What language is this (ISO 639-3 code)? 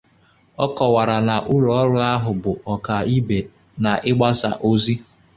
ibo